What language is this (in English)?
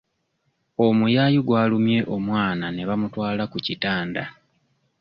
Ganda